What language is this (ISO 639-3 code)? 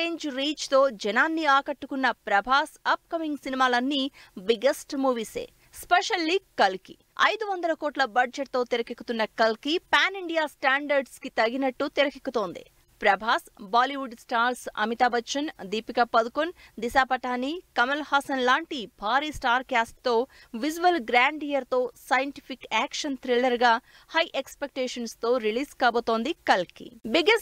tel